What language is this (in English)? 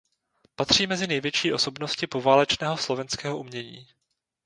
Czech